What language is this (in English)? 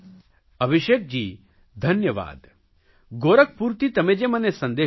Gujarati